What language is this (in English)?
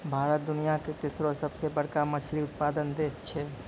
Maithili